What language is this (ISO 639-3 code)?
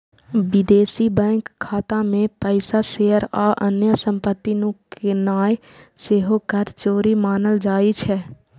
mai